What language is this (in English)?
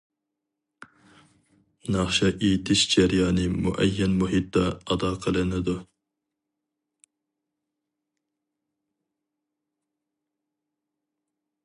Uyghur